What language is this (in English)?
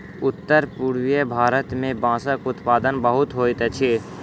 Maithili